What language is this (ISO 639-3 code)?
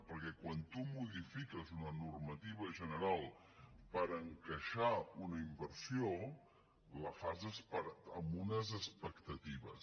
cat